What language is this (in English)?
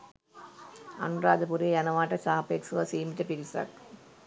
Sinhala